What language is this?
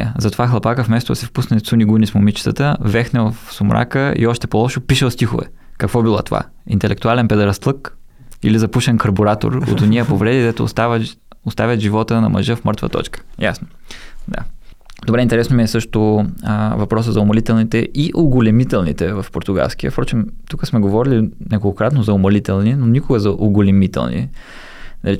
Bulgarian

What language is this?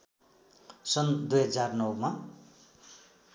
Nepali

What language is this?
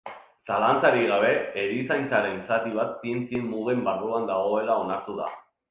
Basque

